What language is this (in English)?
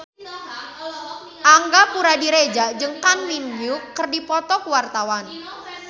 Sundanese